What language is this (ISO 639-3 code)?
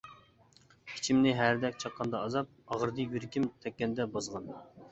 uig